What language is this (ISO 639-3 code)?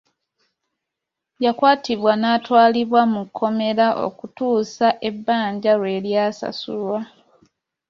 lug